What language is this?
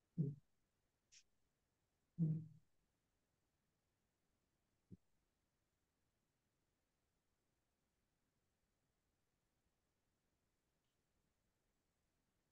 Indonesian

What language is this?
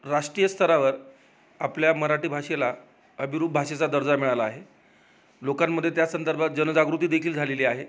Marathi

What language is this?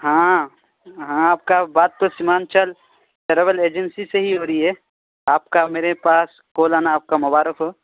Urdu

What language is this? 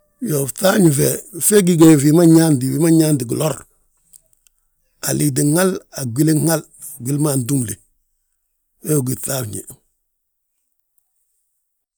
Balanta-Ganja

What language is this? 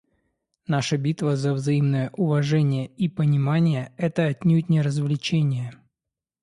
Russian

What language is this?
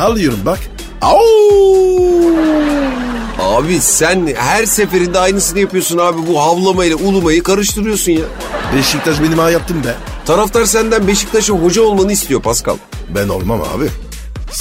Turkish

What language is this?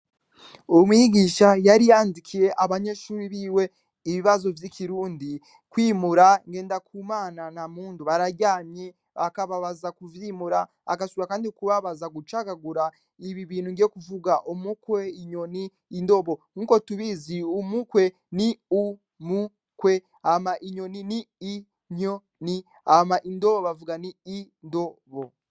Rundi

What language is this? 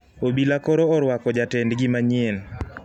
Luo (Kenya and Tanzania)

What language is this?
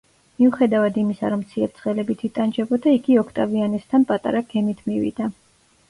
Georgian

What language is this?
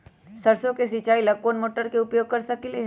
Magahi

